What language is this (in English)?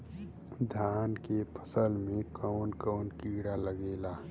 Bhojpuri